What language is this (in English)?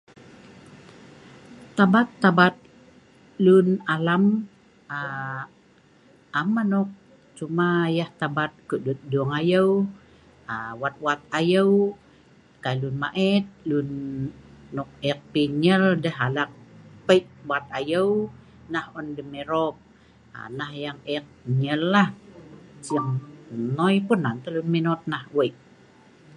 Sa'ban